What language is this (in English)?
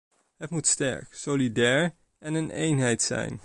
Dutch